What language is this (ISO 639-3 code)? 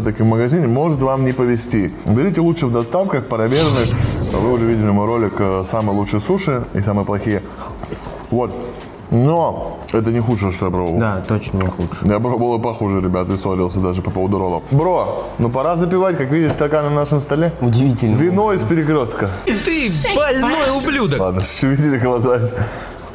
rus